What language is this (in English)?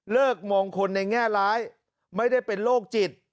Thai